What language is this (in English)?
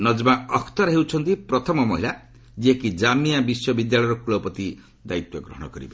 Odia